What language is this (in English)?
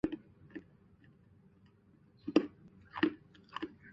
Chinese